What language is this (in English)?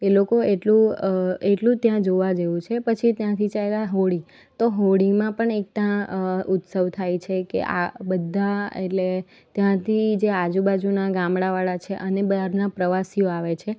Gujarati